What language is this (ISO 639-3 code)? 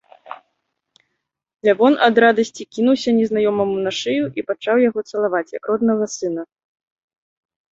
bel